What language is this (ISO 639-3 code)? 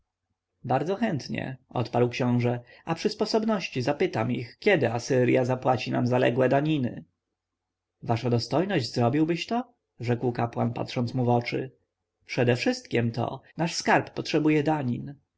pol